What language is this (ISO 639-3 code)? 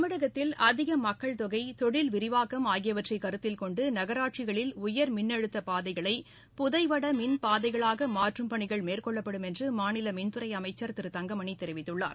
tam